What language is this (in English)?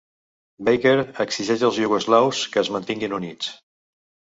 Catalan